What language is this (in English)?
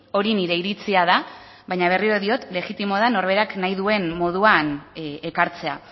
Basque